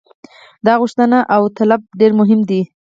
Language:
Pashto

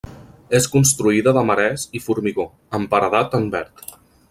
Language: Catalan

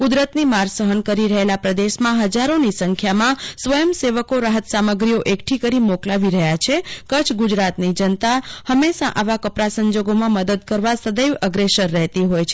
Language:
Gujarati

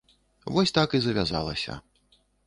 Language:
Belarusian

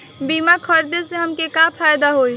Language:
Bhojpuri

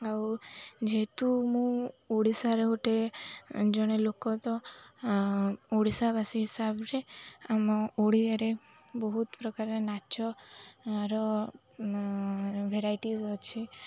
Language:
Odia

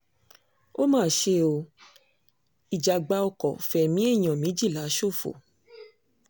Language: Yoruba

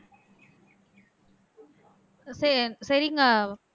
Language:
Tamil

